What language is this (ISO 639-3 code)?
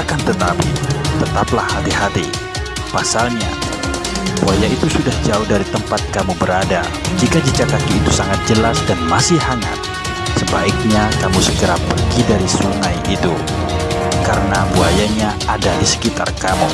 ind